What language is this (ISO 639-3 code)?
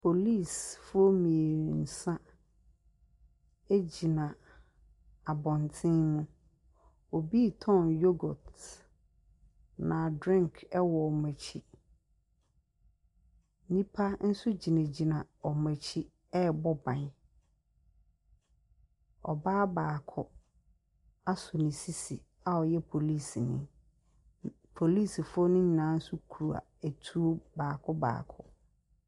aka